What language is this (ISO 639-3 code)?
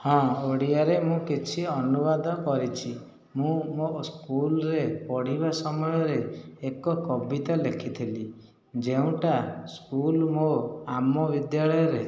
ori